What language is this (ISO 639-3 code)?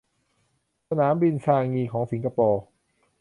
tha